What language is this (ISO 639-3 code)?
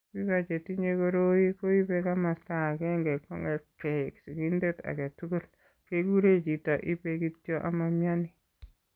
kln